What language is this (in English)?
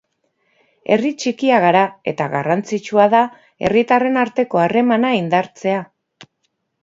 Basque